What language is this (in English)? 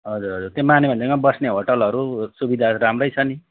Nepali